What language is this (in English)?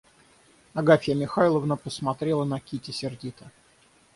Russian